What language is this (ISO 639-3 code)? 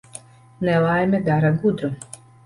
lav